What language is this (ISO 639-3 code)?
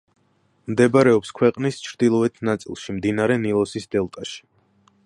kat